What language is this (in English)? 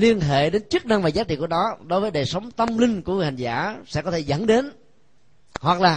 Vietnamese